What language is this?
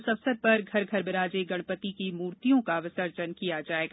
Hindi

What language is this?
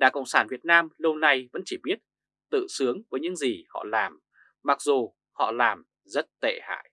Vietnamese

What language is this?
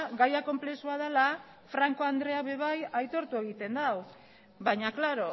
Basque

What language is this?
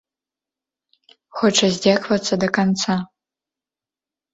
Belarusian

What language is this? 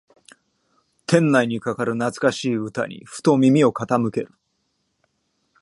Japanese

